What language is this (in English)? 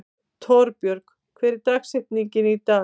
Icelandic